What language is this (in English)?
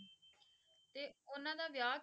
Punjabi